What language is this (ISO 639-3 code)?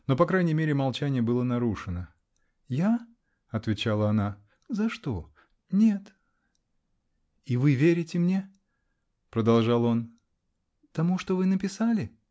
rus